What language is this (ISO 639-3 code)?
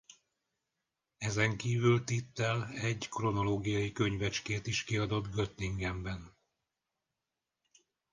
hun